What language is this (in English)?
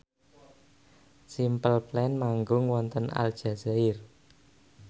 Javanese